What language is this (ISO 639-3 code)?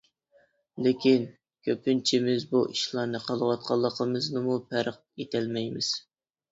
uig